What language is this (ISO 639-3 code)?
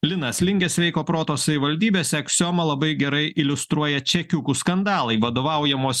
lit